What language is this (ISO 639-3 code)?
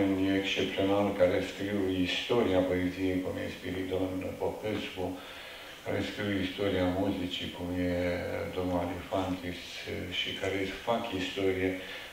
ron